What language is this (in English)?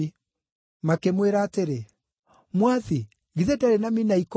Kikuyu